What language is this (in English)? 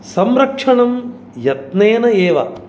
Sanskrit